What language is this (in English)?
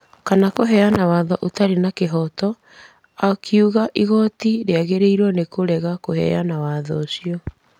Kikuyu